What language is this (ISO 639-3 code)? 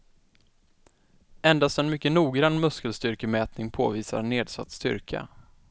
swe